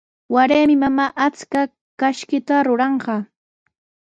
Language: Sihuas Ancash Quechua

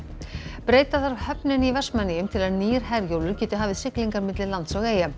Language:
Icelandic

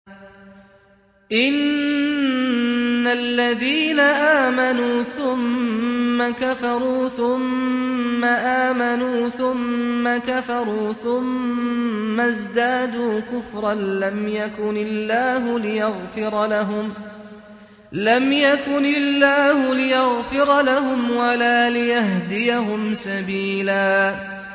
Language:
Arabic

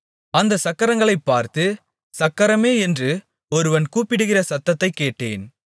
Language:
Tamil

